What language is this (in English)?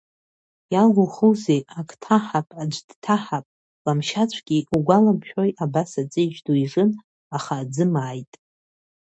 Abkhazian